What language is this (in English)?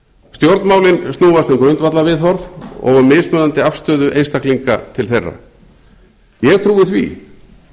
Icelandic